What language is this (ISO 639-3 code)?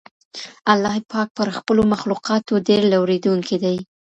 pus